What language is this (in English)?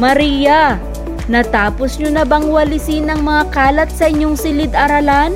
Filipino